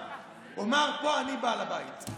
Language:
Hebrew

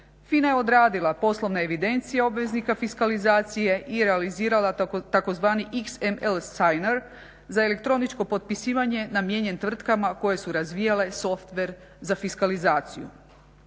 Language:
Croatian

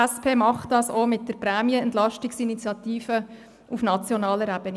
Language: Swiss German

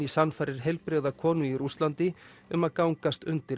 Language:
Icelandic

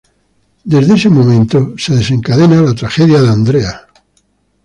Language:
Spanish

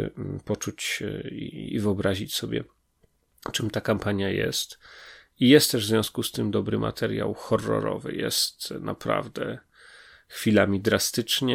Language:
Polish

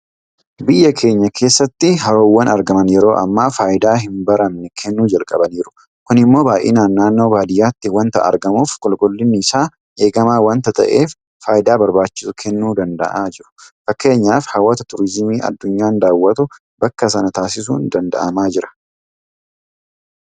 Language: Oromo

